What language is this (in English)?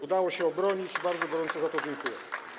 Polish